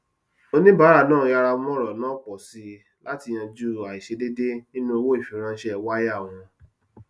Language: Yoruba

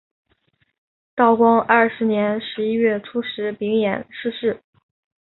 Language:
Chinese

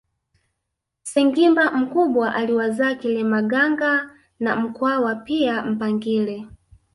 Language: Swahili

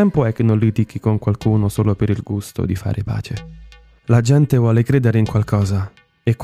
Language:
Italian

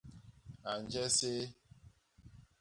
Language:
Basaa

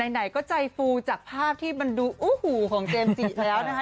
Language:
Thai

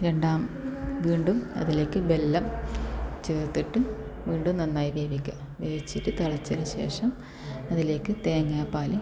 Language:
Malayalam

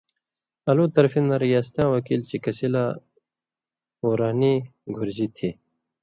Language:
Indus Kohistani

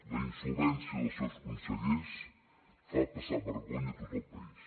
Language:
Catalan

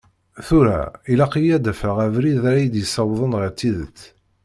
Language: Kabyle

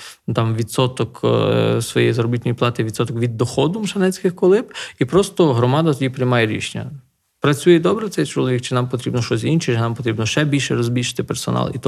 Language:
Ukrainian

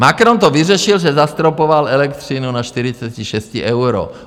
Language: Czech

